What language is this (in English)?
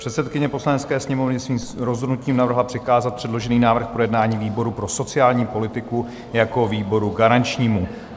Czech